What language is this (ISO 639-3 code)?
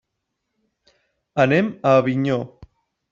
cat